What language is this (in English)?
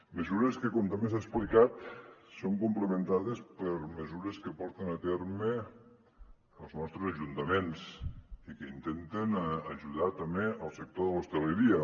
Catalan